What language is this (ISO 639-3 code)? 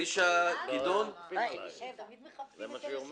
heb